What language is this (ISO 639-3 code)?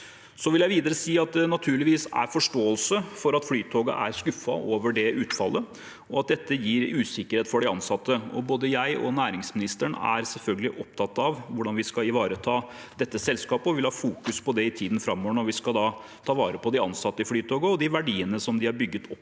nor